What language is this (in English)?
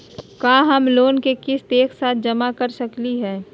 Magahi